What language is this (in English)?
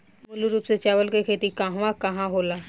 Bhojpuri